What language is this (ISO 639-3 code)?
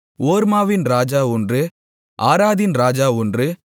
tam